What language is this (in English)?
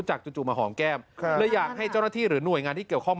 Thai